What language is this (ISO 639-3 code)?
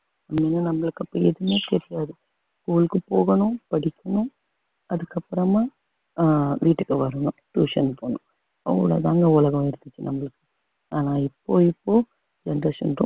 tam